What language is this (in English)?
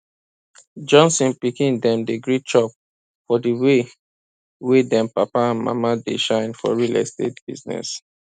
Nigerian Pidgin